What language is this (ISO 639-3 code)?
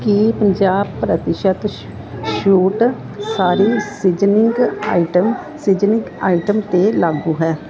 pan